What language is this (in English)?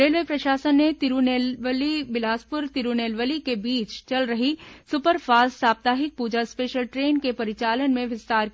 Hindi